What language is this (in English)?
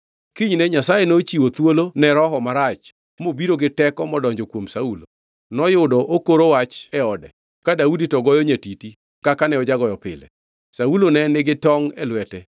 Luo (Kenya and Tanzania)